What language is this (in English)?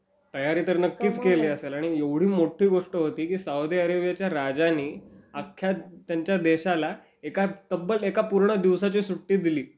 Marathi